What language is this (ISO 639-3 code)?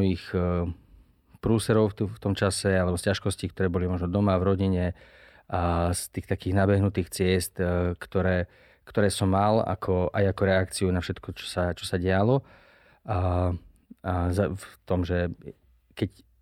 slk